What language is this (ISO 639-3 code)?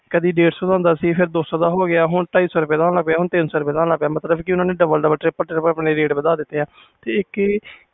pan